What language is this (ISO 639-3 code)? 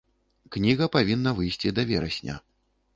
bel